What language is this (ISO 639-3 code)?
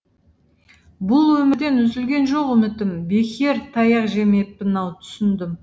kaz